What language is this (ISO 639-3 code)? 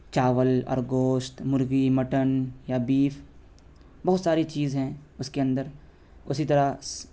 urd